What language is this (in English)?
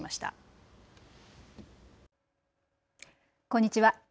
Japanese